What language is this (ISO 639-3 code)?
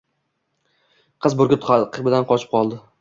uzb